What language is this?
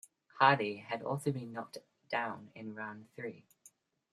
English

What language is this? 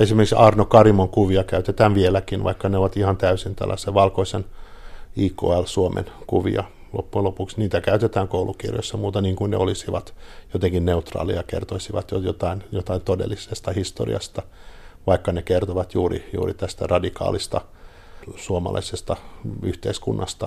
Finnish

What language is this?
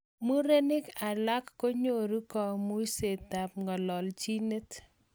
Kalenjin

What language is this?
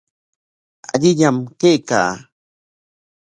Corongo Ancash Quechua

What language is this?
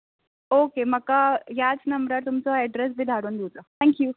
Konkani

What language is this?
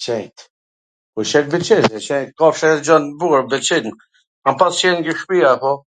Gheg Albanian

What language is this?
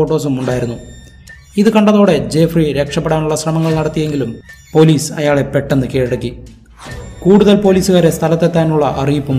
Malayalam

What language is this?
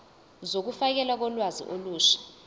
Zulu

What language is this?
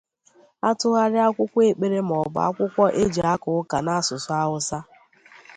Igbo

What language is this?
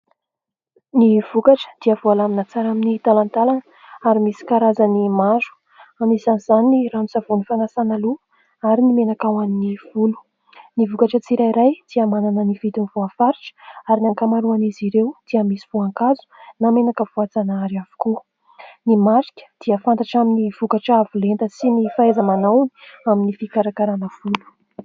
Malagasy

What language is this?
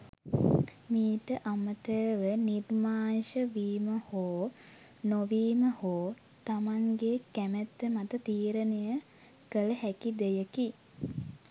Sinhala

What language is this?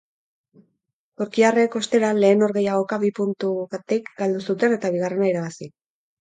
Basque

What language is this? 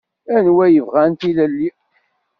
Kabyle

